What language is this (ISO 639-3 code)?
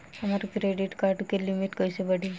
bho